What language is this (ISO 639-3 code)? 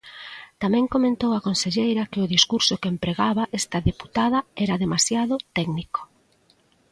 glg